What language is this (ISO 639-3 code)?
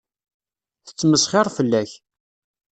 kab